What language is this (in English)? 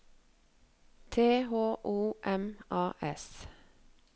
Norwegian